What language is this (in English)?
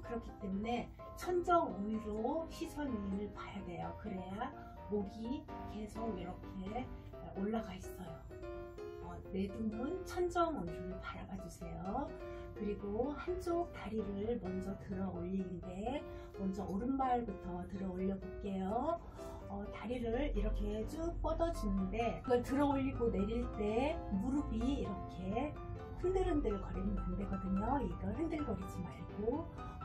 Korean